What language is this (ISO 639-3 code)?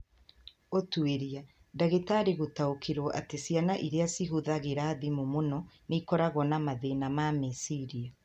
kik